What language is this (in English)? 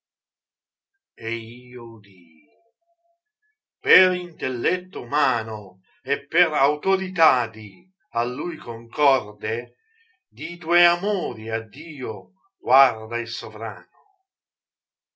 Italian